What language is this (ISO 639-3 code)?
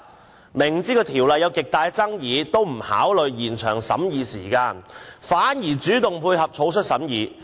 yue